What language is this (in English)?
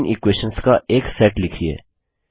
Hindi